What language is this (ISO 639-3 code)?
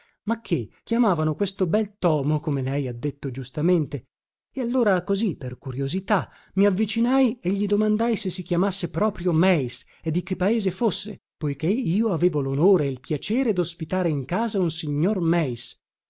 ita